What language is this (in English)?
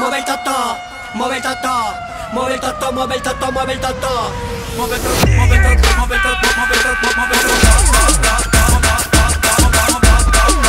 Indonesian